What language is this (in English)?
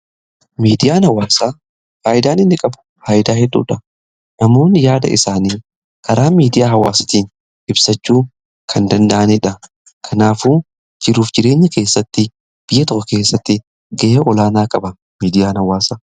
Oromo